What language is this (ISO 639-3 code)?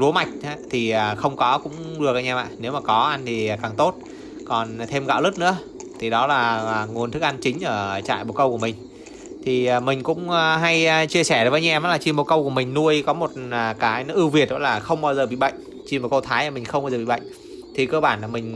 vie